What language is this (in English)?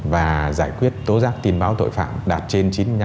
Vietnamese